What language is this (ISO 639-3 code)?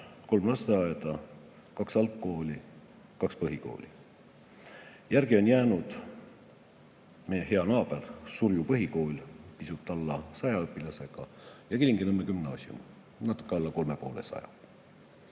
est